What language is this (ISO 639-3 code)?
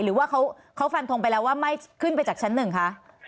tha